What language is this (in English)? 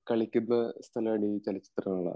Malayalam